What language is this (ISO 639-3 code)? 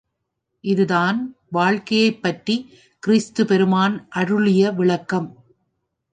tam